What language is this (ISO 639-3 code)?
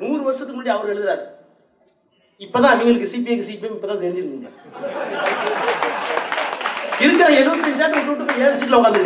tam